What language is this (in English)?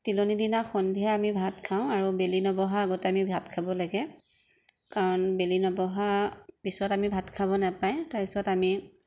Assamese